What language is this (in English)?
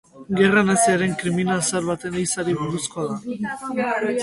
Basque